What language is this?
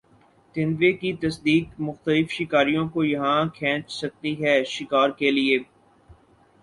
Urdu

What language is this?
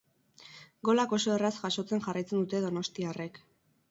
Basque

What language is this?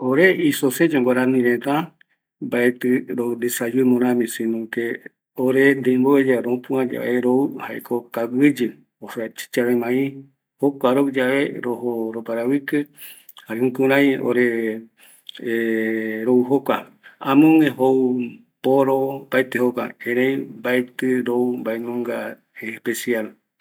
Eastern Bolivian Guaraní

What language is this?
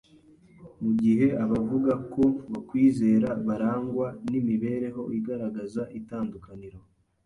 Kinyarwanda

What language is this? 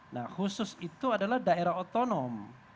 Indonesian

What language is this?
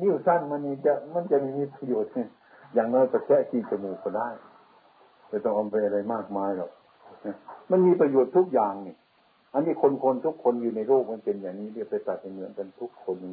Thai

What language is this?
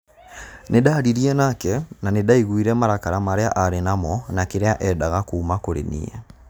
Kikuyu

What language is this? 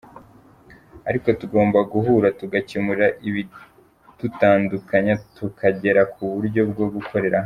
Kinyarwanda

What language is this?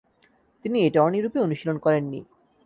Bangla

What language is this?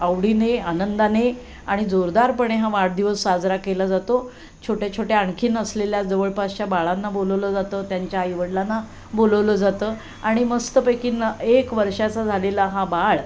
Marathi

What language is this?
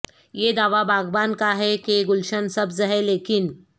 Urdu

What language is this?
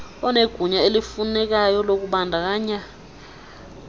Xhosa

